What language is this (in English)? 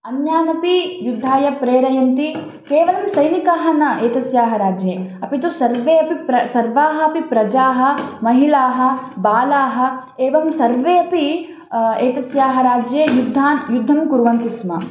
Sanskrit